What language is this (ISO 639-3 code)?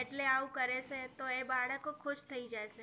guj